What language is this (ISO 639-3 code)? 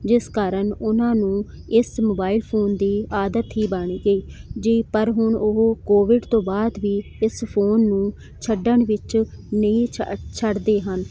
pan